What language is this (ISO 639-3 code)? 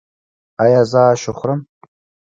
pus